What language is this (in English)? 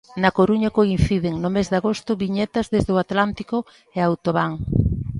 Galician